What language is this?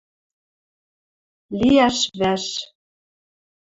Western Mari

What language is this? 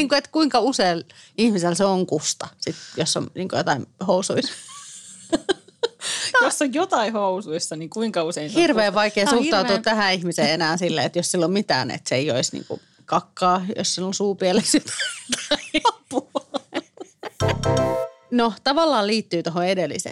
Finnish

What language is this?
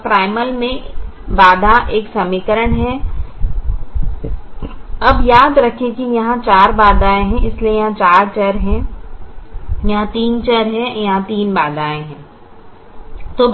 Hindi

